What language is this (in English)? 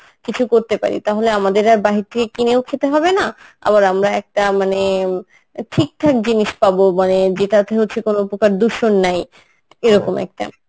Bangla